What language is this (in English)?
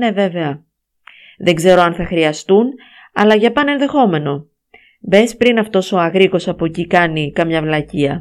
Greek